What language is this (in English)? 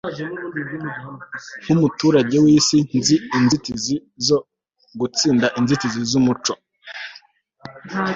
Kinyarwanda